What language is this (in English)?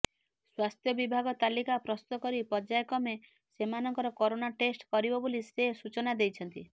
Odia